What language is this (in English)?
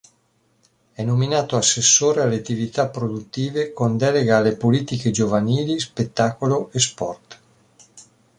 Italian